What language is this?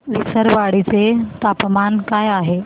Marathi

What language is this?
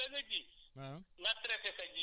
Wolof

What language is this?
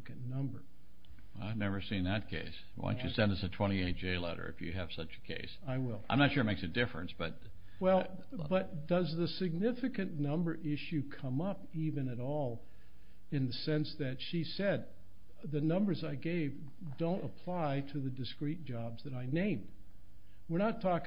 English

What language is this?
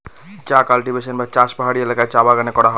Bangla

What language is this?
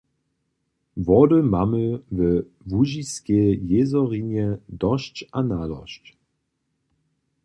Upper Sorbian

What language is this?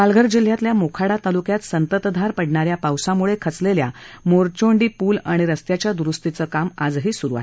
Marathi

